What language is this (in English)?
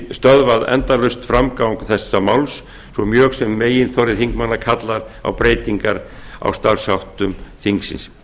Icelandic